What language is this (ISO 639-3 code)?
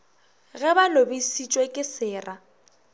nso